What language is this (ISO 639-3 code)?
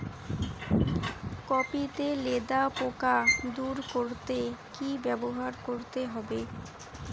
ben